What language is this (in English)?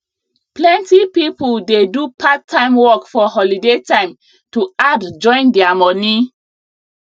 Nigerian Pidgin